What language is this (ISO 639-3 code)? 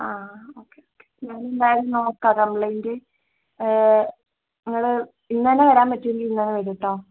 mal